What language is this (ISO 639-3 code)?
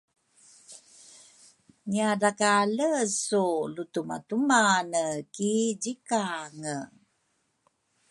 dru